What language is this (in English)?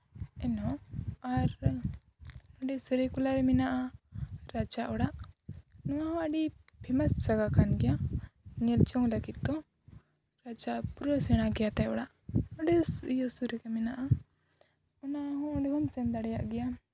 Santali